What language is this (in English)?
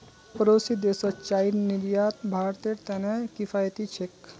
Magahi